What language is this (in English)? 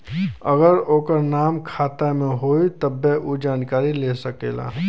Bhojpuri